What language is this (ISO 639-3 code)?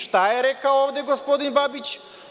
srp